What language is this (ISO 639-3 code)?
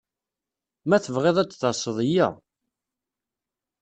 kab